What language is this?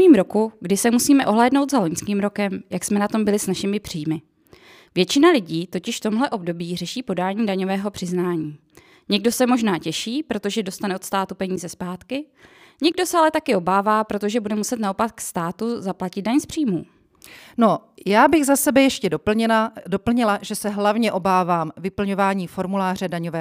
Czech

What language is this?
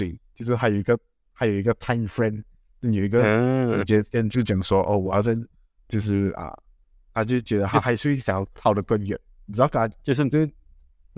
Chinese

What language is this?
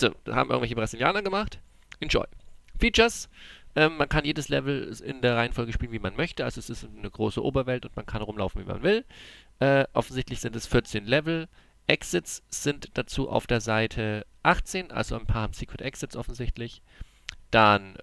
German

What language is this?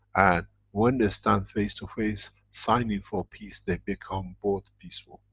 English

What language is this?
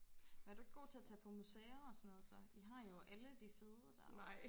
Danish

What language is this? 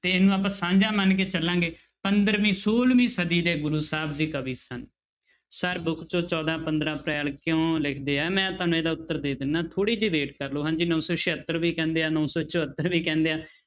Punjabi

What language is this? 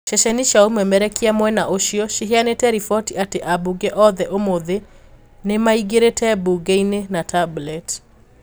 Kikuyu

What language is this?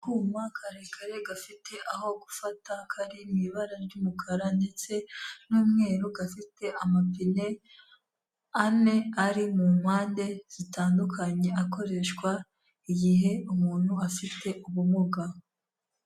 Kinyarwanda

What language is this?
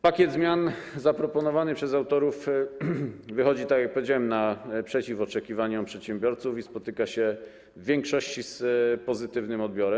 Polish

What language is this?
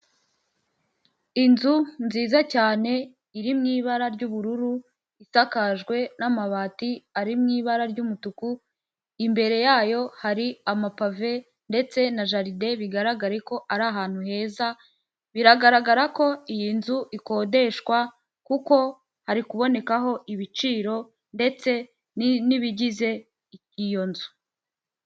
Kinyarwanda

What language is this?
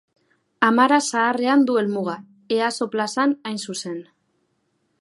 Basque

